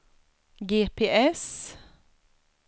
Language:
Swedish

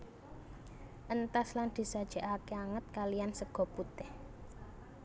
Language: Javanese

